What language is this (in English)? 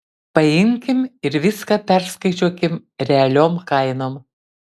Lithuanian